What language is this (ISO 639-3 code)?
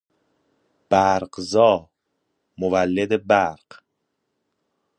fas